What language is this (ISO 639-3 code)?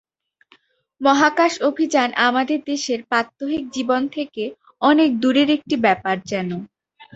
ben